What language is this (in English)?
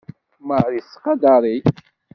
Kabyle